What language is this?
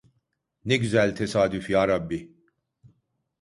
Turkish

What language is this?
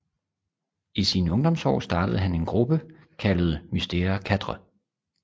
Danish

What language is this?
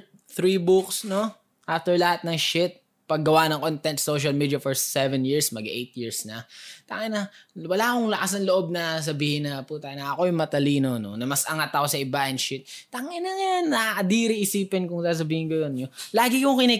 Filipino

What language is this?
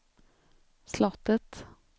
Swedish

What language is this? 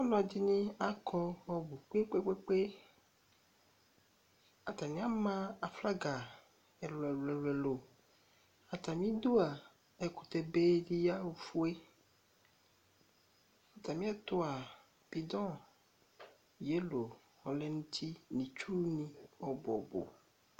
Ikposo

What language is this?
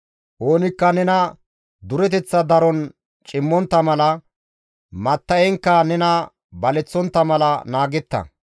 Gamo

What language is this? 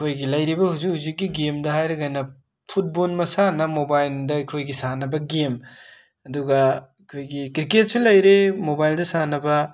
Manipuri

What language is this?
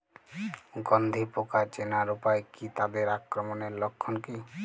Bangla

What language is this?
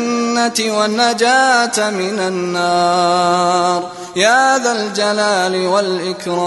Arabic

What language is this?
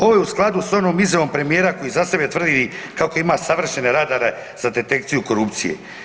Croatian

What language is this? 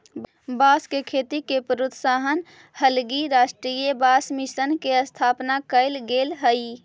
Magahi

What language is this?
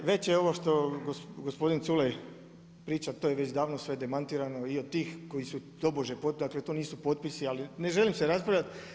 Croatian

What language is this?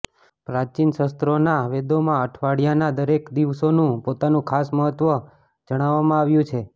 Gujarati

